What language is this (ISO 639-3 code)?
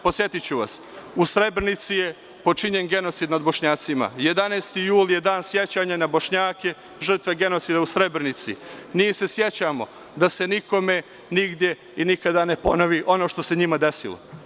srp